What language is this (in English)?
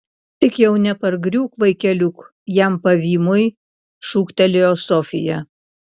Lithuanian